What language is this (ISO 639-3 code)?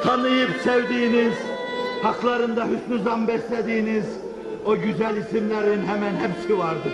tur